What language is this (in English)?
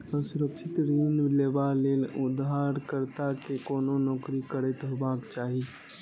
Maithili